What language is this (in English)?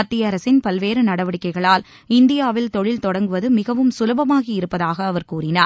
Tamil